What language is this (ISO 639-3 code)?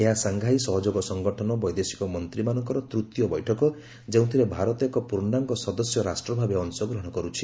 ori